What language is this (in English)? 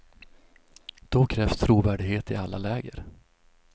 Swedish